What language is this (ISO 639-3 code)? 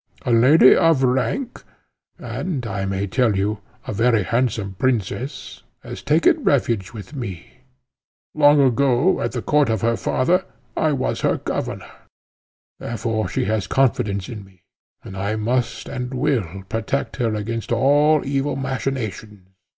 eng